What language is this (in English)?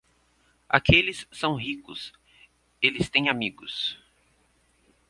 Portuguese